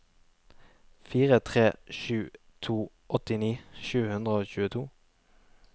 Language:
Norwegian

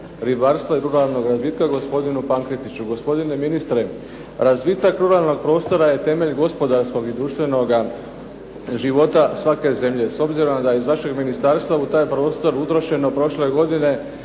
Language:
Croatian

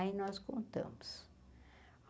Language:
Portuguese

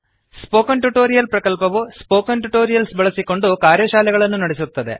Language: Kannada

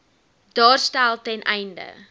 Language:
Afrikaans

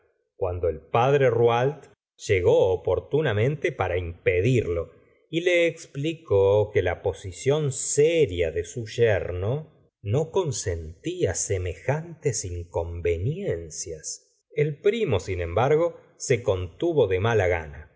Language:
Spanish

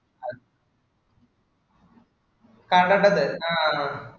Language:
Malayalam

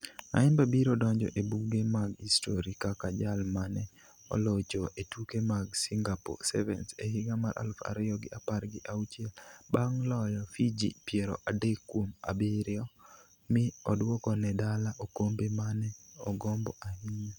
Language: Luo (Kenya and Tanzania)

